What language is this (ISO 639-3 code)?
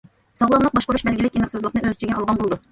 uig